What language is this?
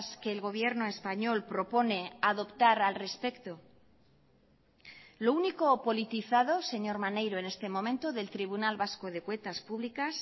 Spanish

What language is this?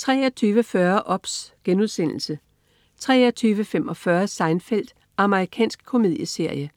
Danish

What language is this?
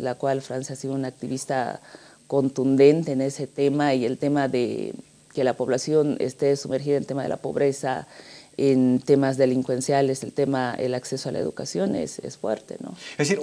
Spanish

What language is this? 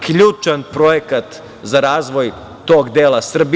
Serbian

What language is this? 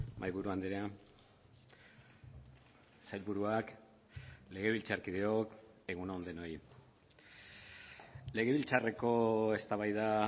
Basque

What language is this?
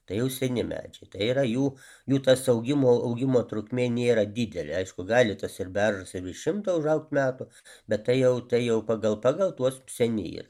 Lithuanian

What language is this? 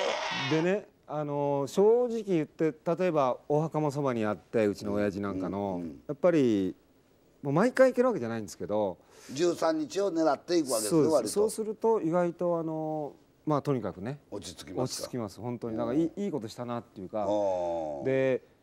Japanese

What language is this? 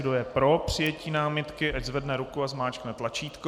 Czech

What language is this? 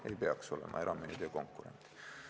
Estonian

